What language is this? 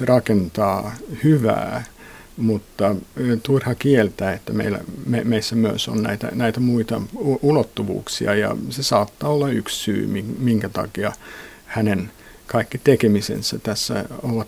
Finnish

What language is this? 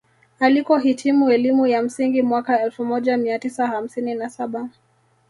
Swahili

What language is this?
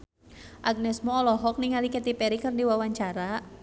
Sundanese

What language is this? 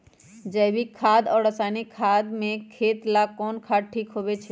Magahi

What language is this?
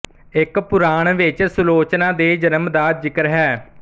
Punjabi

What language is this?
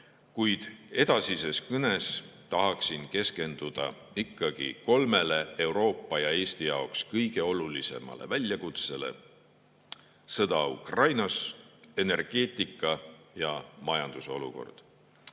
Estonian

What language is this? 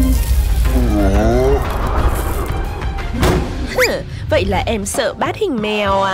Vietnamese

